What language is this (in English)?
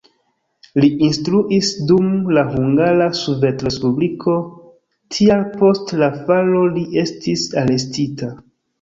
Esperanto